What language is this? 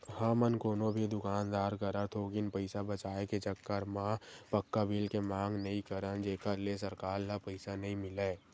Chhattisgarhi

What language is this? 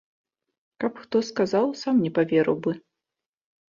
Belarusian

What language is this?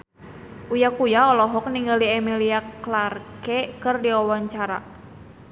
Sundanese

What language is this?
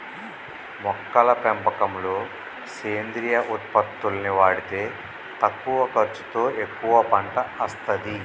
Telugu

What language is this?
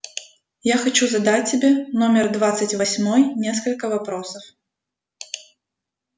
Russian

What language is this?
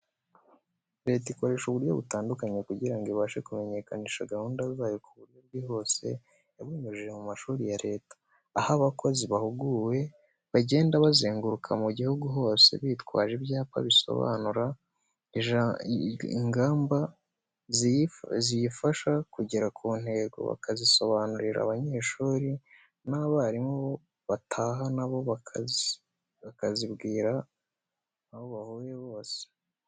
Kinyarwanda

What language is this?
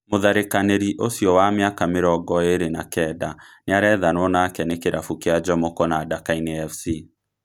Kikuyu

